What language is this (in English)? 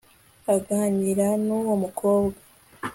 Kinyarwanda